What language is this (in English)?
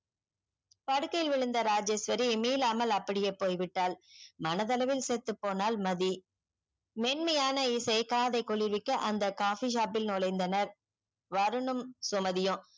Tamil